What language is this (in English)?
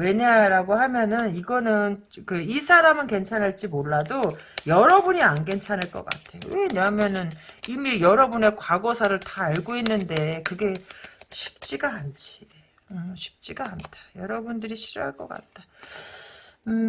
Korean